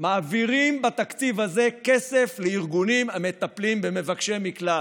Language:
Hebrew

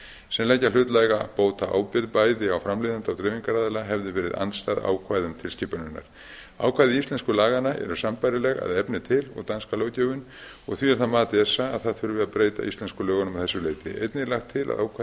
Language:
Icelandic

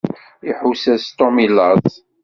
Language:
Kabyle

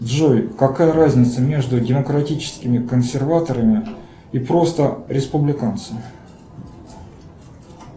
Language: Russian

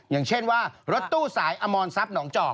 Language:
Thai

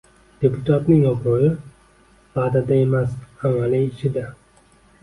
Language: Uzbek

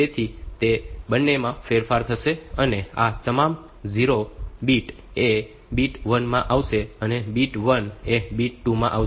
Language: Gujarati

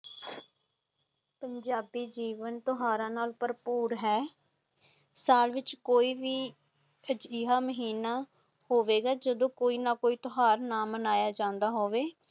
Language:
Punjabi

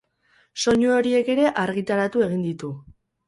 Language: Basque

